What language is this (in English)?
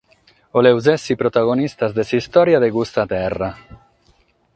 Sardinian